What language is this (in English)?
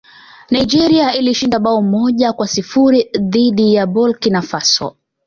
Swahili